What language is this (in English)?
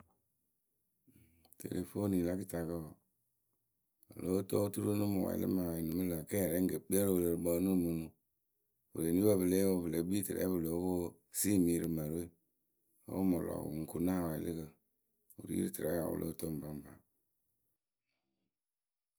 Akebu